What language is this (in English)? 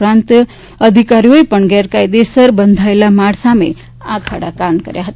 Gujarati